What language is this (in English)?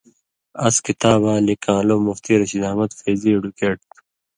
Indus Kohistani